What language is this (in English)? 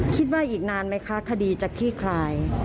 Thai